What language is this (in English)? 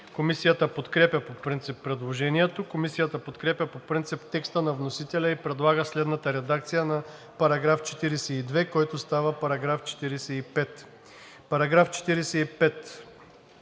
Bulgarian